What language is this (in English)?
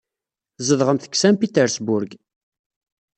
Kabyle